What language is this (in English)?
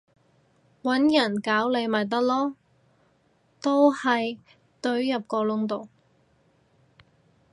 Cantonese